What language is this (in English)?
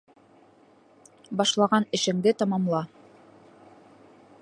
Bashkir